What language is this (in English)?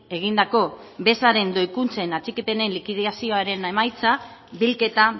Basque